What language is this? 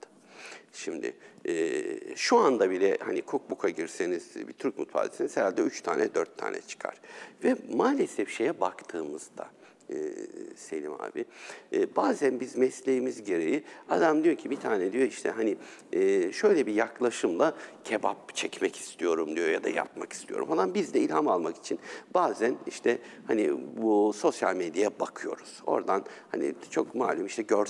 Turkish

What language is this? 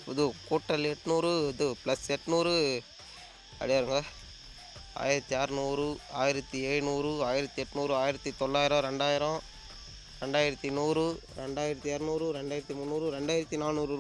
Tamil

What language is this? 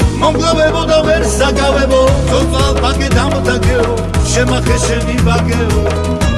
Georgian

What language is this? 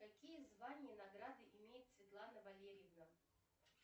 Russian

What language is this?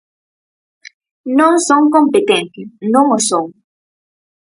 Galician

